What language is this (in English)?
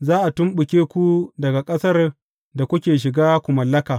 Hausa